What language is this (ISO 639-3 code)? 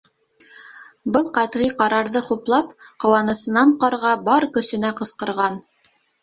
bak